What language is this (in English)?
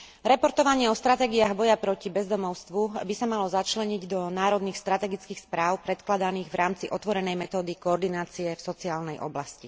Slovak